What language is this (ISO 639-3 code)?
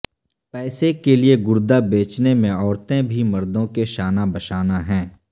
urd